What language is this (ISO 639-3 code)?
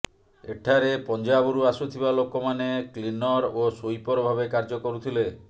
ori